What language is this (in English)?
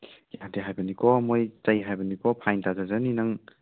Manipuri